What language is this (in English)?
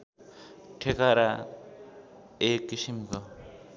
Nepali